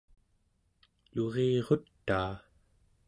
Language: Central Yupik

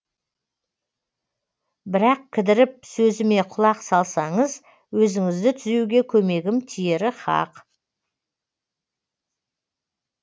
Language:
Kazakh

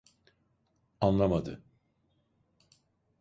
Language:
Turkish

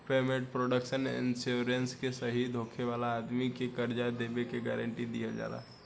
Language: Bhojpuri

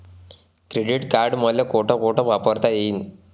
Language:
Marathi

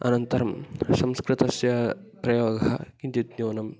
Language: Sanskrit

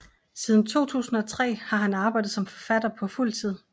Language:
Danish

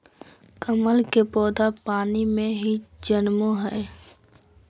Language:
Magahi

